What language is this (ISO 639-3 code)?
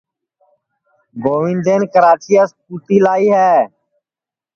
ssi